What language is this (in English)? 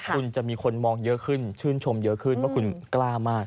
Thai